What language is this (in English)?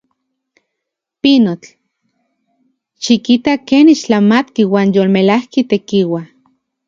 Central Puebla Nahuatl